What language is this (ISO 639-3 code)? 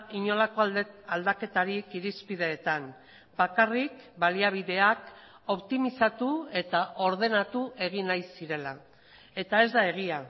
eus